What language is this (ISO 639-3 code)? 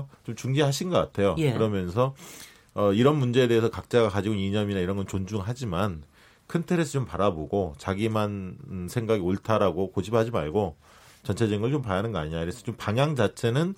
kor